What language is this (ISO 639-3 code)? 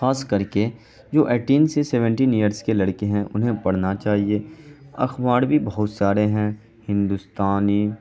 urd